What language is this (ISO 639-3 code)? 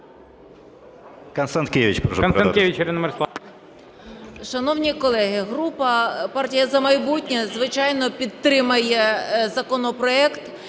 ukr